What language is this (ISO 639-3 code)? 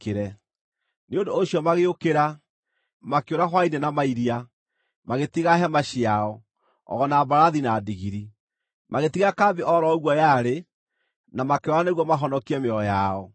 kik